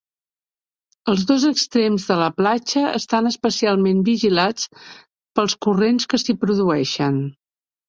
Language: Catalan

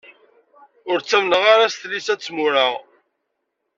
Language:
Kabyle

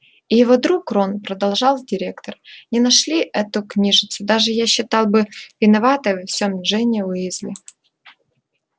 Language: Russian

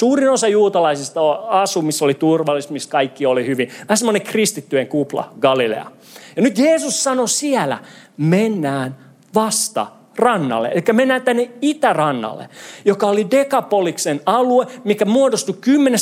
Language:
Finnish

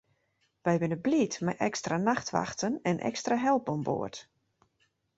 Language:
Western Frisian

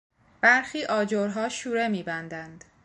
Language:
Persian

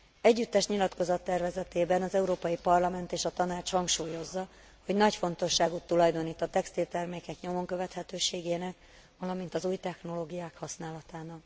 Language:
Hungarian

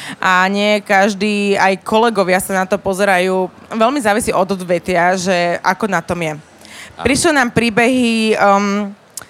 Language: Slovak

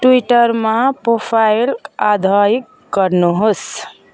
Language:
Nepali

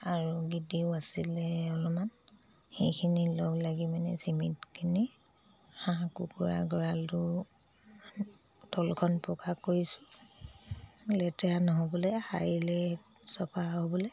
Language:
Assamese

